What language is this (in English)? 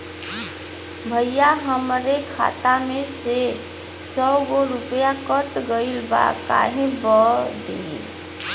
Bhojpuri